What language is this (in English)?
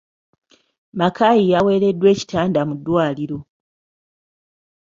Ganda